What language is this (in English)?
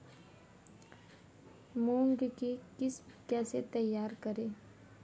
Hindi